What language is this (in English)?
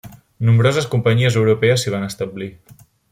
Catalan